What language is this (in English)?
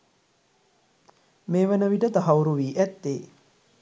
Sinhala